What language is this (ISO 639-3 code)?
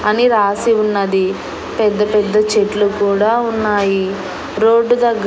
tel